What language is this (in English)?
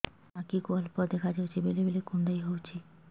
Odia